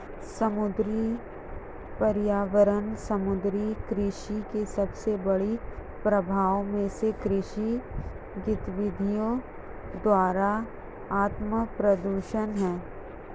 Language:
Hindi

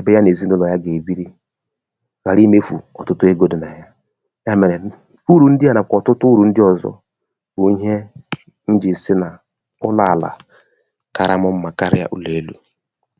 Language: Igbo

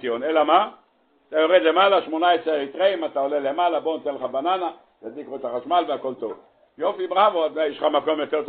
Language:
Hebrew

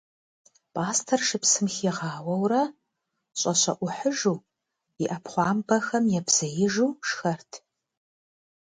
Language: Kabardian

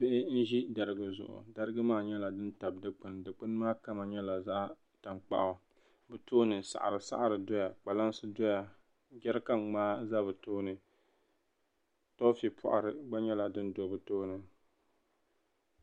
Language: Dagbani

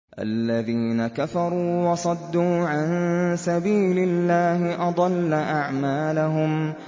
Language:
Arabic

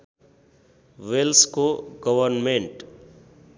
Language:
Nepali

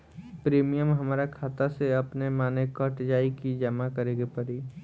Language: Bhojpuri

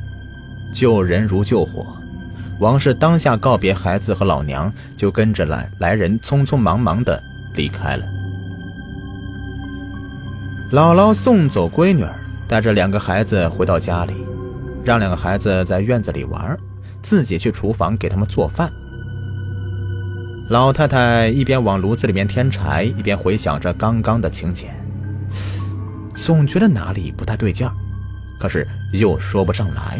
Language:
Chinese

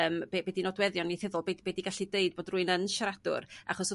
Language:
Welsh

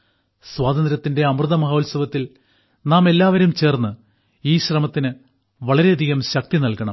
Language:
Malayalam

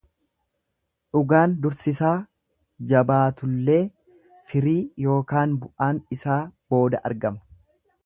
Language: Oromo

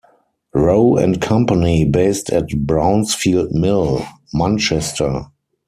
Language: English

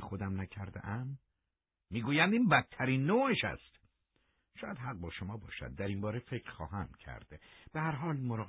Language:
Persian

